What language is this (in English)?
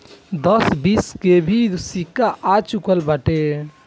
Bhojpuri